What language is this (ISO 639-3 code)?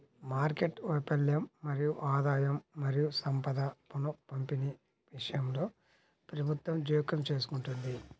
tel